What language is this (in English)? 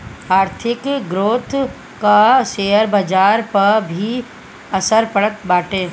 Bhojpuri